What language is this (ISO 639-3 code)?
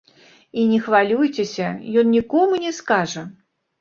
bel